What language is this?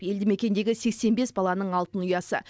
Kazakh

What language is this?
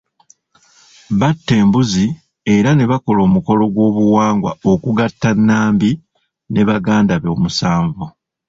Ganda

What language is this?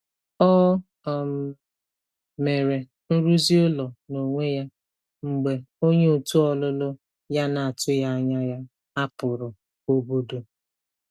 Igbo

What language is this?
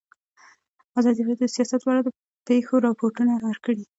Pashto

